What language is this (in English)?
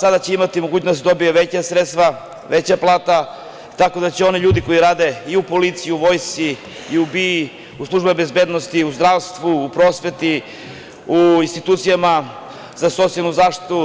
Serbian